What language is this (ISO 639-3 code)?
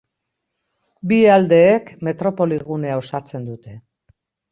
eus